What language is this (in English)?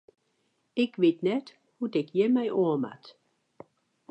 Western Frisian